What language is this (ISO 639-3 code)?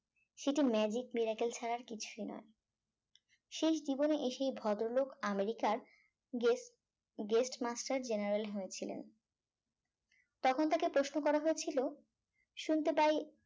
ben